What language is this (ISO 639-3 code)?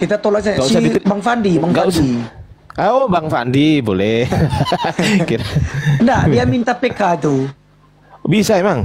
ind